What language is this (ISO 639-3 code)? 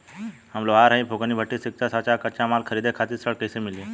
bho